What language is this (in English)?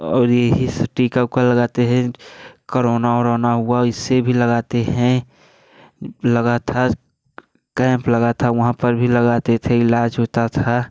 Hindi